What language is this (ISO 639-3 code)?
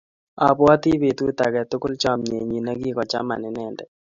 kln